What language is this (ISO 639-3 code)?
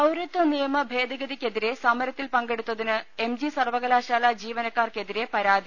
mal